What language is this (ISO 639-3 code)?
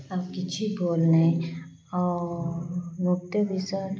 ori